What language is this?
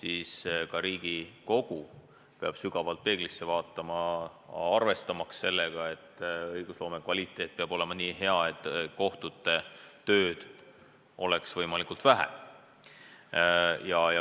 Estonian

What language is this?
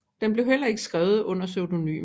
Danish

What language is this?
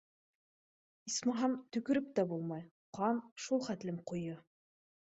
Bashkir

